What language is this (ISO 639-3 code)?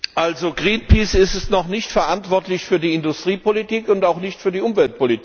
deu